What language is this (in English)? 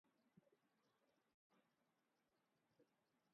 Urdu